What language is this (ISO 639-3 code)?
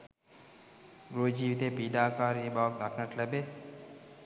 sin